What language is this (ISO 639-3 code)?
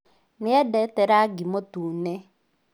kik